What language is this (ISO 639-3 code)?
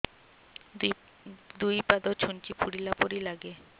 ori